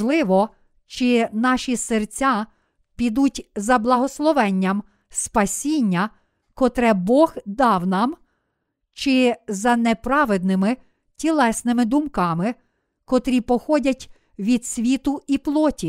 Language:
Ukrainian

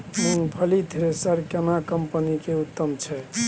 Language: Maithili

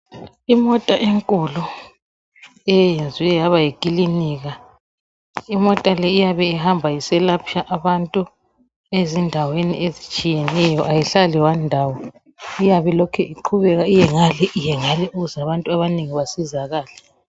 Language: North Ndebele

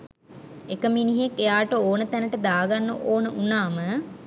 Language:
Sinhala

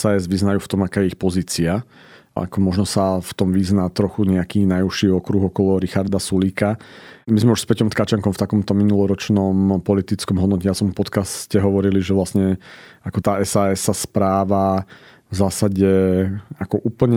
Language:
Slovak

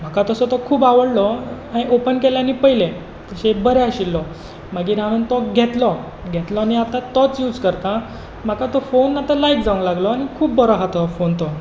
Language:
Konkani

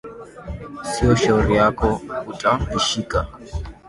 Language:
Swahili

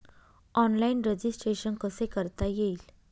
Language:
Marathi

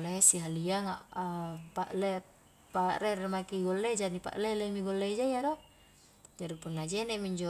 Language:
Highland Konjo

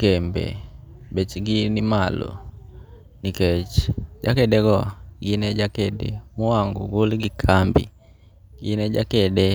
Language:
Luo (Kenya and Tanzania)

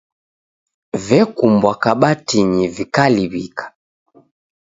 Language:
Taita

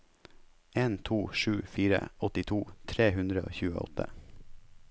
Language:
Norwegian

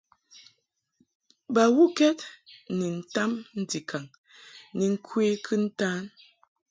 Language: Mungaka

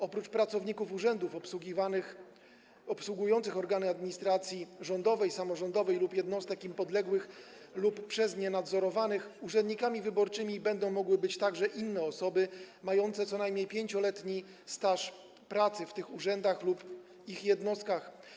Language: Polish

